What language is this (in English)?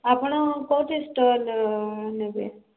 Odia